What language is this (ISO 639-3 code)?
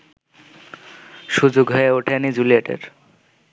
ben